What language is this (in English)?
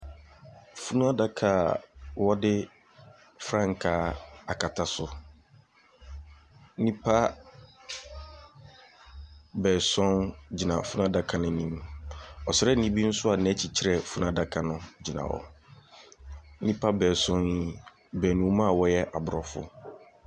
Akan